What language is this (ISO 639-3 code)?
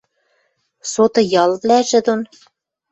mrj